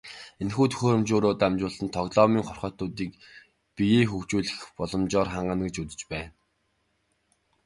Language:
Mongolian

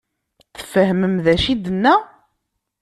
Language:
Kabyle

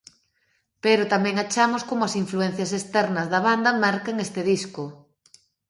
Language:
Galician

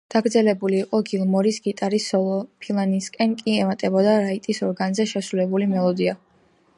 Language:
Georgian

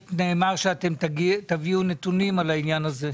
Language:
Hebrew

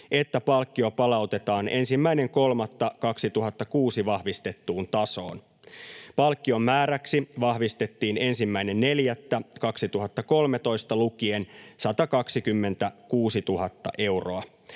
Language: Finnish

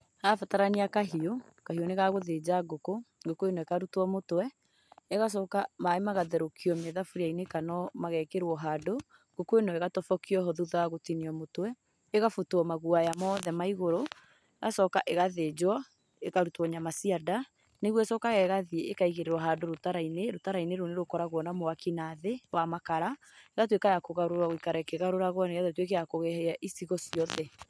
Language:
Kikuyu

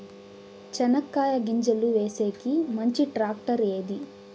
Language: Telugu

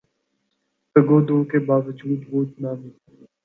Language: Urdu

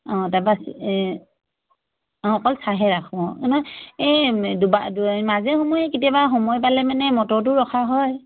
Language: Assamese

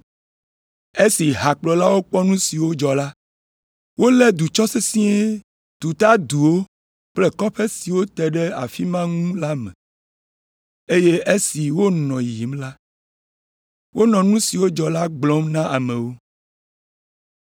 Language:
Ewe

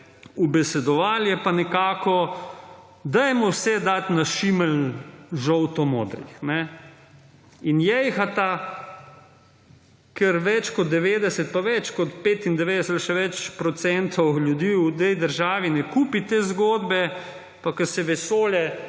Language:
Slovenian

